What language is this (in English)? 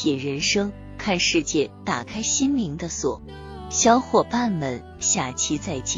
Chinese